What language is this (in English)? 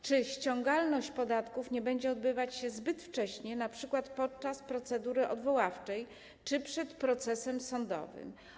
Polish